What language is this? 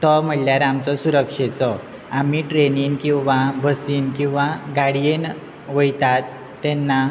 Konkani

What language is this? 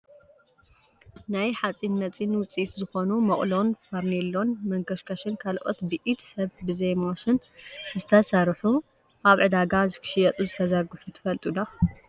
Tigrinya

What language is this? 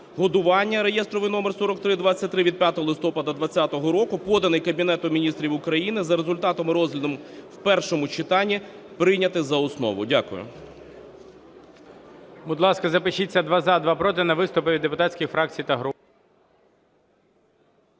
Ukrainian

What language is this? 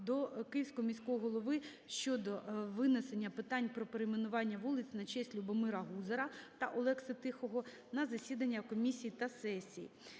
Ukrainian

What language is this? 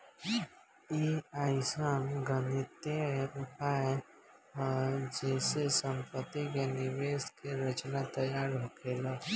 Bhojpuri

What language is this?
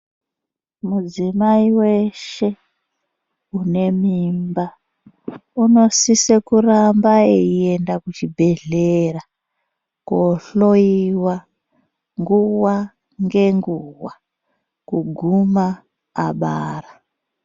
Ndau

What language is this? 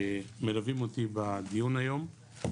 Hebrew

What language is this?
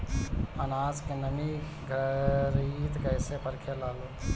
Bhojpuri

